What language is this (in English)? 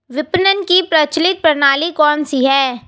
Hindi